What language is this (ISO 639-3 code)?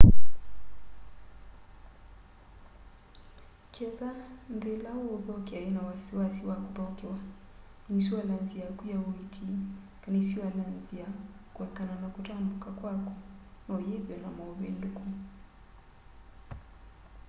kam